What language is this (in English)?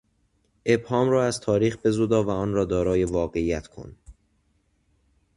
Persian